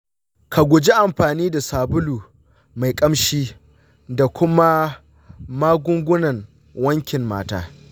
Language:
Hausa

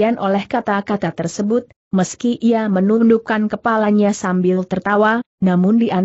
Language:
Indonesian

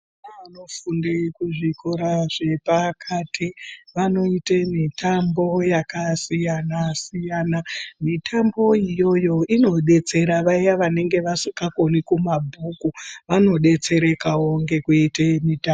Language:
Ndau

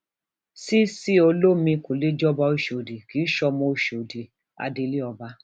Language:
Yoruba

